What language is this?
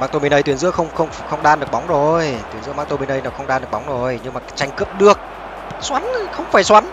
Vietnamese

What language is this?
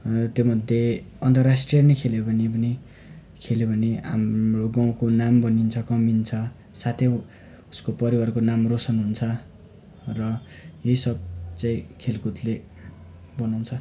Nepali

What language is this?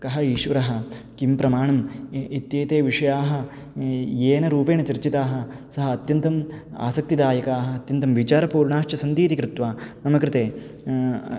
Sanskrit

